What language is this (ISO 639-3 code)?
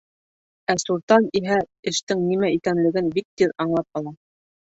bak